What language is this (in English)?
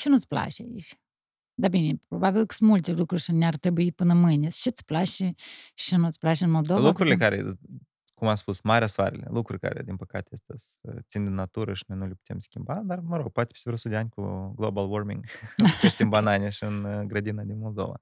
Romanian